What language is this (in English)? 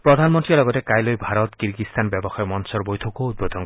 Assamese